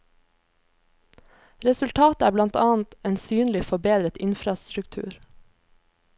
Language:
Norwegian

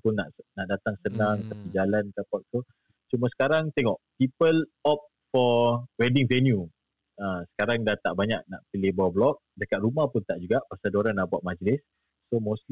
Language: Malay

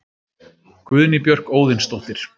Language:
Icelandic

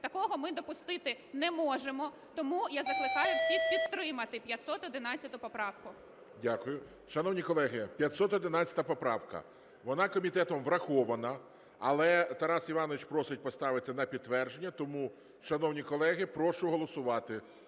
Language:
Ukrainian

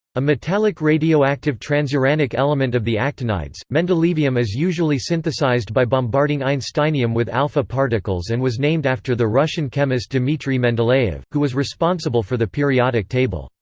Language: English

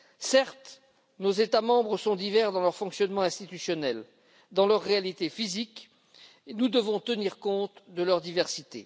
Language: French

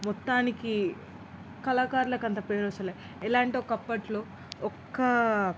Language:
Telugu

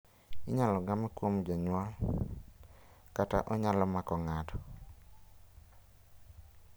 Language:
Luo (Kenya and Tanzania)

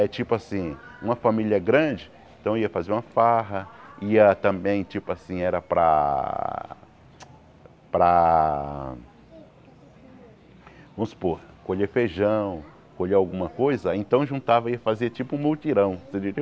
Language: Portuguese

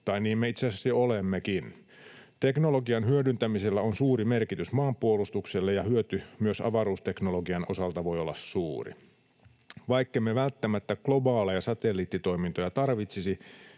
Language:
Finnish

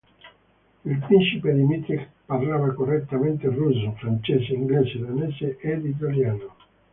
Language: Italian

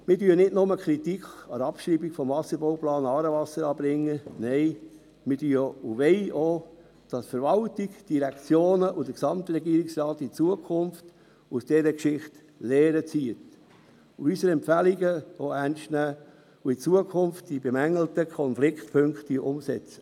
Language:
Swiss German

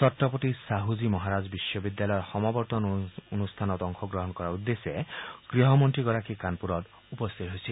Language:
Assamese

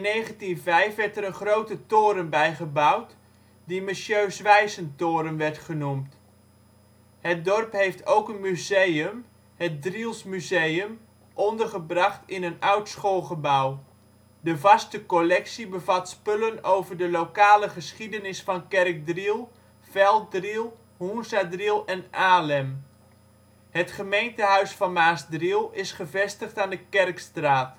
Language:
Dutch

